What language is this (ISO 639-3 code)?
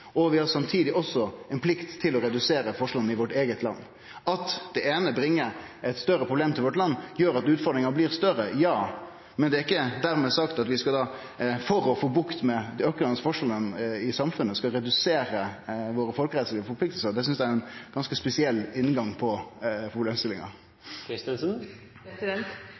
nno